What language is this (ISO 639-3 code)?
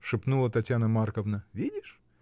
rus